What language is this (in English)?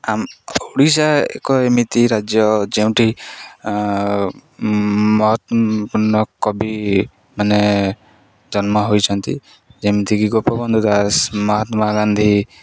Odia